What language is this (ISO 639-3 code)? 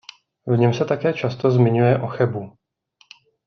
ces